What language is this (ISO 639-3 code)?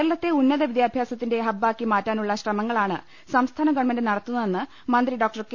mal